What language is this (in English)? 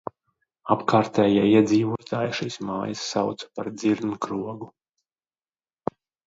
Latvian